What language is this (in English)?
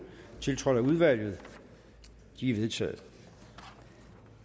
Danish